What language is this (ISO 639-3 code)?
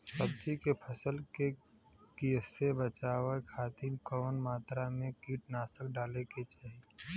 bho